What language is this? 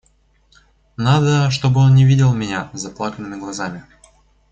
Russian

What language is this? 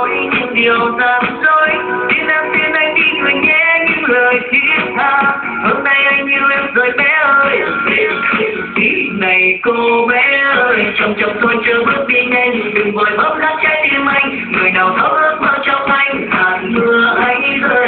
Hungarian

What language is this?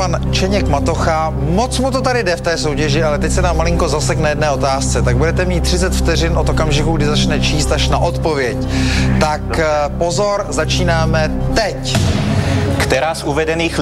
Czech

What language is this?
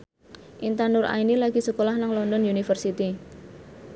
Javanese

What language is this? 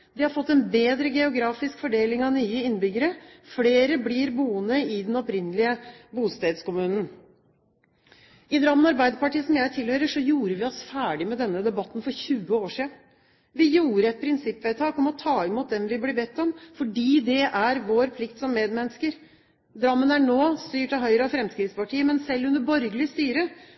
Norwegian Bokmål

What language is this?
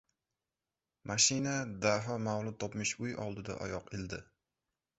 Uzbek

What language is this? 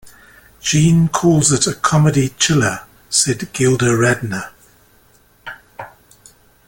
English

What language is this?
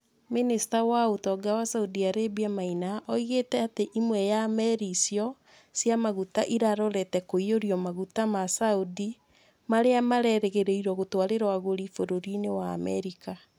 Kikuyu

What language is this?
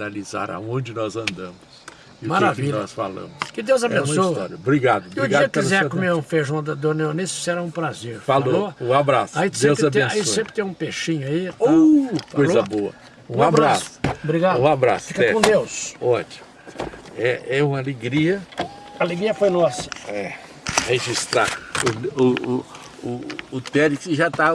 Portuguese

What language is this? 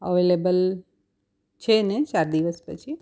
Gujarati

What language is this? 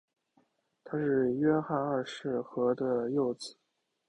Chinese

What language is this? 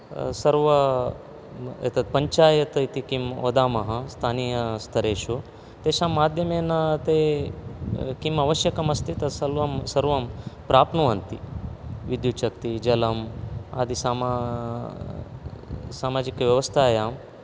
Sanskrit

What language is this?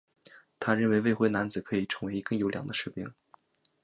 Chinese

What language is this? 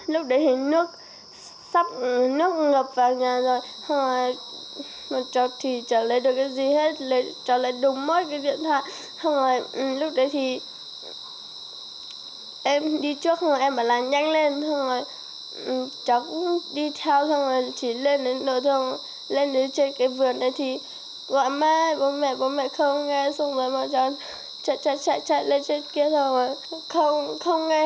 Vietnamese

